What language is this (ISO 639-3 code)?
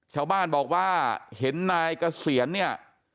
tha